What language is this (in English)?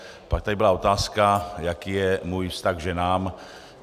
Czech